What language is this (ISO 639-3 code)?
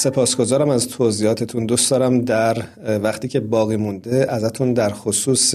fas